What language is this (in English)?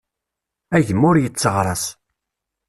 Kabyle